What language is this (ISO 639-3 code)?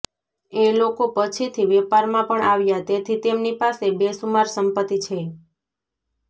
guj